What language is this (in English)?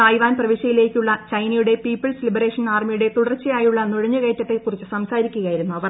Malayalam